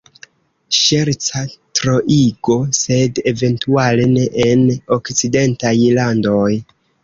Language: Esperanto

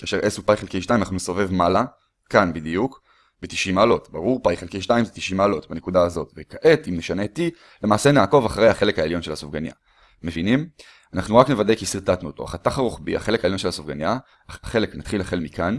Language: Hebrew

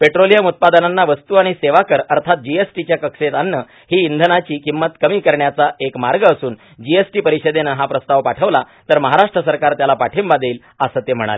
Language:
Marathi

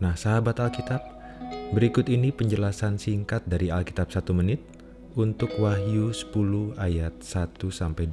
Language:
Indonesian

